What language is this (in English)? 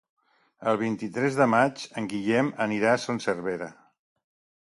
Catalan